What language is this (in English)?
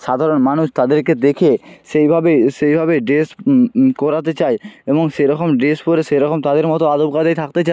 Bangla